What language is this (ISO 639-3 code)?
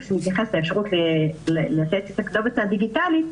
heb